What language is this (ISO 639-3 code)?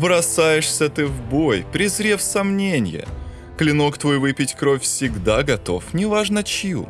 rus